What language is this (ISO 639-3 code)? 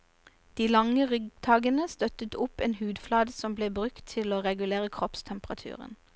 nor